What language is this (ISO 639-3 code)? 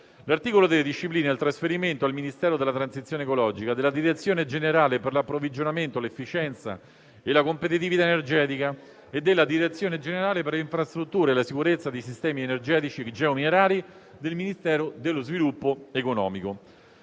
ita